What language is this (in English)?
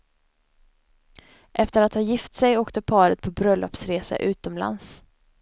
Swedish